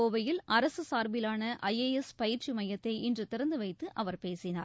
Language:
Tamil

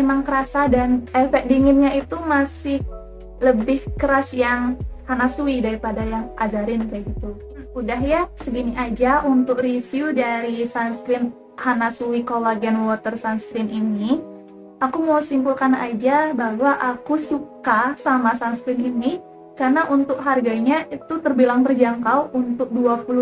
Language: Indonesian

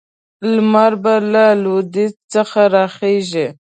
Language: Pashto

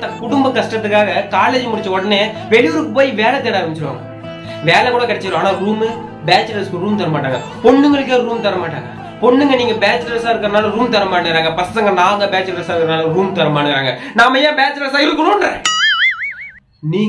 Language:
Indonesian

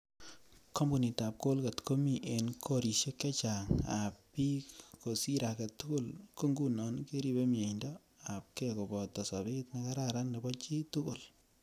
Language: Kalenjin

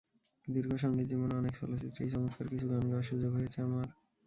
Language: Bangla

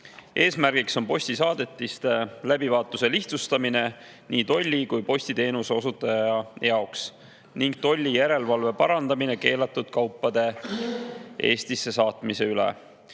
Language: Estonian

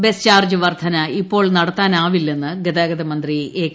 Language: Malayalam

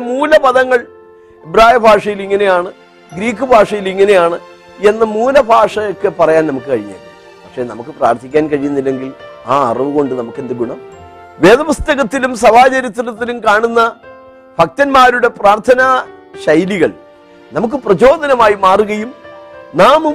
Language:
Malayalam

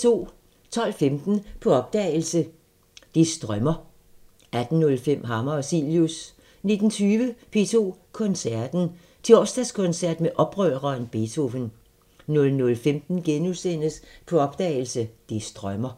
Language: Danish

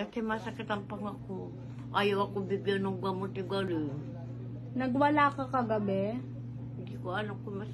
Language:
Filipino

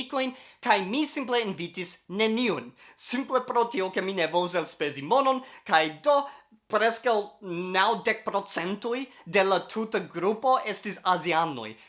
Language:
Esperanto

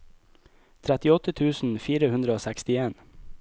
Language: Norwegian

